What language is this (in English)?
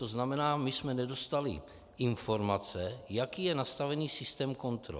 Czech